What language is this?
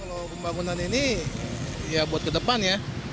Indonesian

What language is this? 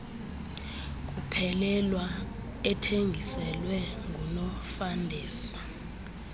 Xhosa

